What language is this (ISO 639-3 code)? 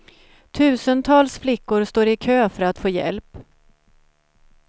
swe